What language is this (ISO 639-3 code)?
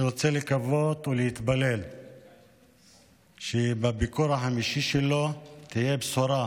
heb